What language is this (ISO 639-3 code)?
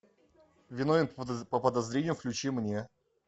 rus